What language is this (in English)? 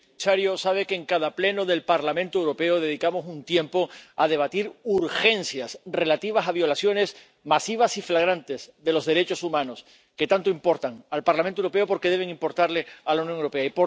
Spanish